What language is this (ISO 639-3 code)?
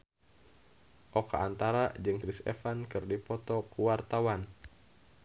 sun